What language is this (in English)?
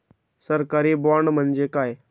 Marathi